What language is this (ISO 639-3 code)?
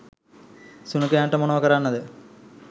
sin